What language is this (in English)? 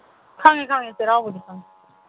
Manipuri